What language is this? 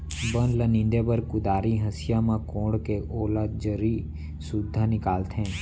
Chhattisgarhi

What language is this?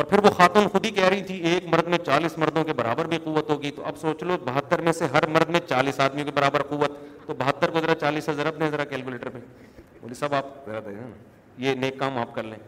Urdu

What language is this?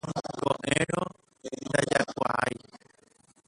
Guarani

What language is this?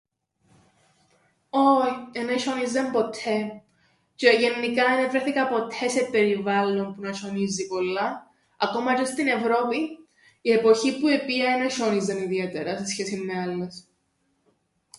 Greek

